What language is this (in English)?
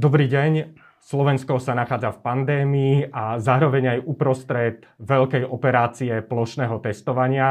Slovak